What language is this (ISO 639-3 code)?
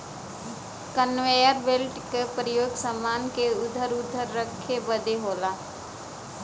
bho